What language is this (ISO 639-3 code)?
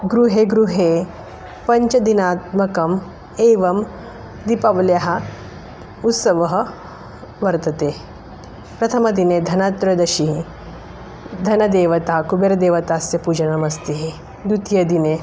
san